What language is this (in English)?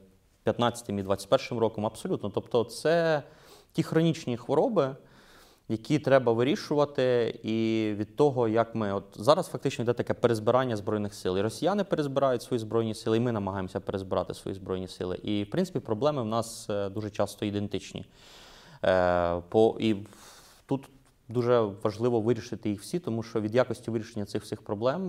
Ukrainian